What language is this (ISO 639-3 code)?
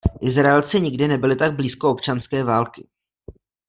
ces